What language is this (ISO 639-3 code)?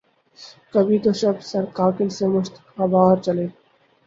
urd